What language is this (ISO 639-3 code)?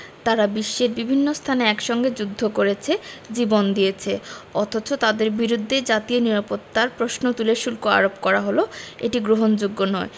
ben